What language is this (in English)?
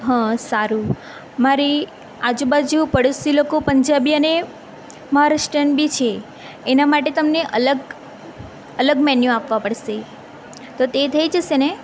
Gujarati